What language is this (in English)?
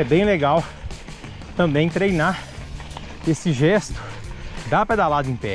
Portuguese